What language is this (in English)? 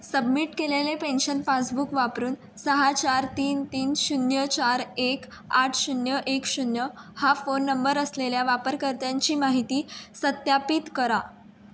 Marathi